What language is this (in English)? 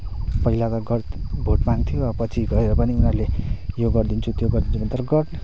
Nepali